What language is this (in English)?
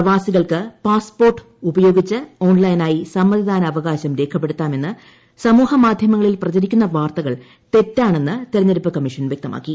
Malayalam